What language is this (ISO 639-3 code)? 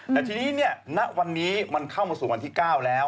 tha